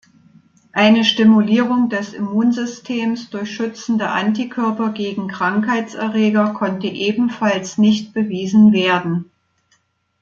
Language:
German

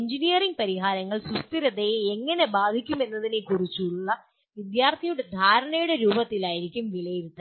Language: Malayalam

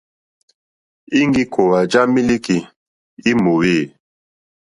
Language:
Mokpwe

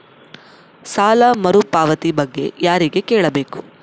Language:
Kannada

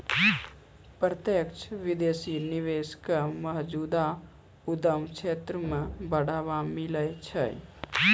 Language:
Maithili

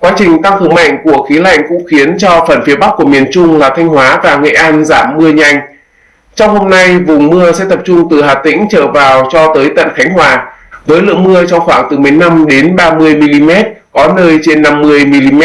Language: Vietnamese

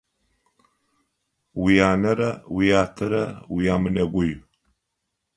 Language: Adyghe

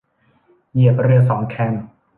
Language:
Thai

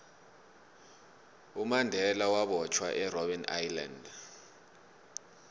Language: South Ndebele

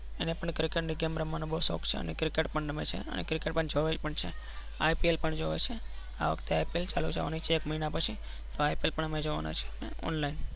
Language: Gujarati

